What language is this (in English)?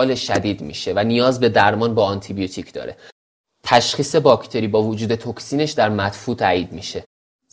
Persian